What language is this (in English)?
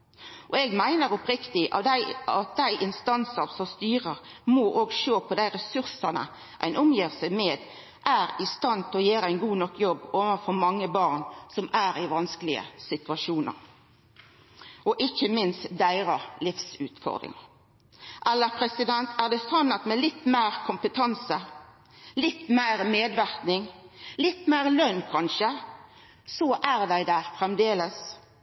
Norwegian Nynorsk